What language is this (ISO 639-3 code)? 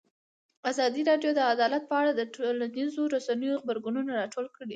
pus